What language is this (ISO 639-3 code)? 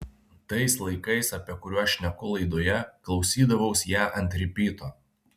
lit